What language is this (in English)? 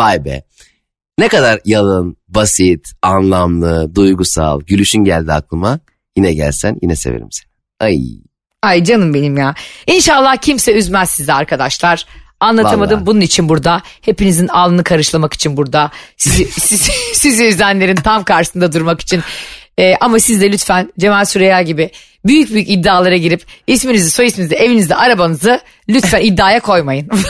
Turkish